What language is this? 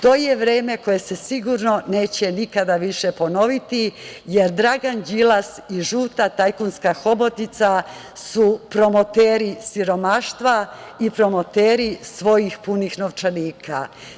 Serbian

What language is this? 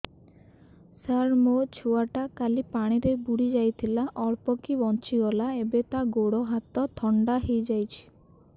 Odia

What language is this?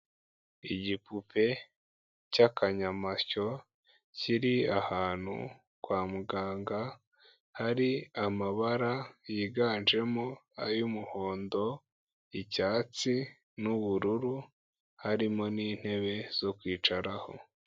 Kinyarwanda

